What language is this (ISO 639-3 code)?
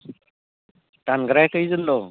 brx